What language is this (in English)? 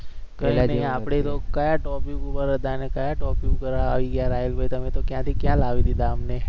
Gujarati